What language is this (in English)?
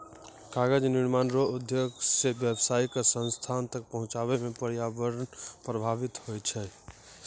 Maithili